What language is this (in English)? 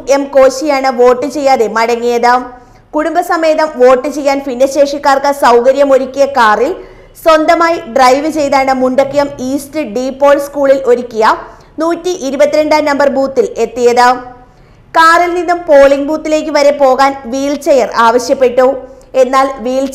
Malayalam